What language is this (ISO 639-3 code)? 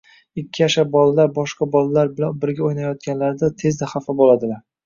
uzb